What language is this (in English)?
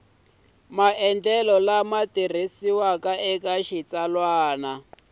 Tsonga